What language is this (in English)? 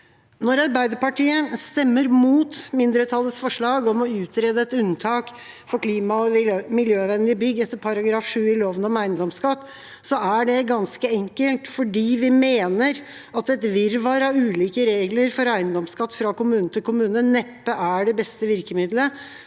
Norwegian